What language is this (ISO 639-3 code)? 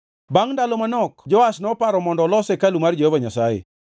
luo